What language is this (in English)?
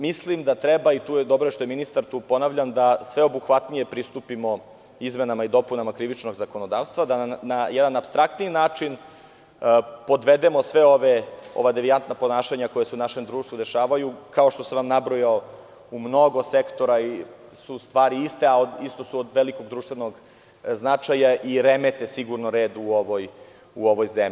Serbian